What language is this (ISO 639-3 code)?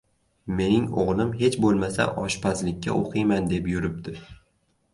uzb